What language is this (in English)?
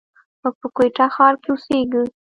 Pashto